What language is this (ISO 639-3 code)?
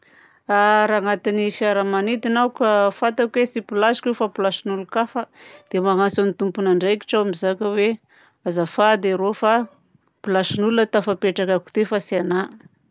bzc